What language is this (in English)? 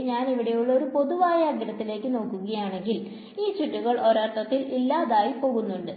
Malayalam